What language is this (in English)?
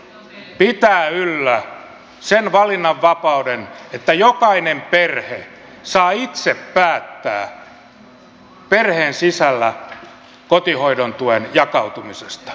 Finnish